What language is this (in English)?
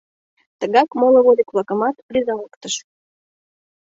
Mari